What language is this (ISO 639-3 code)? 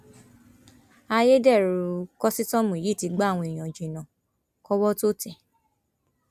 yor